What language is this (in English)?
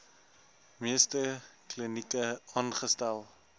Afrikaans